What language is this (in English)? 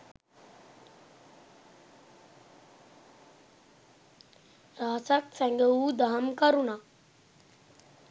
Sinhala